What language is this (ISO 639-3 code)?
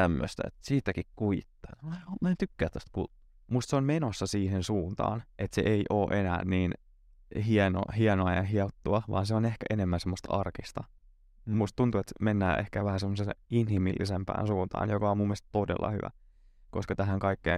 fin